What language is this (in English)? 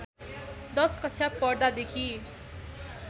Nepali